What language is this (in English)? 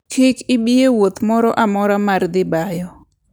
Luo (Kenya and Tanzania)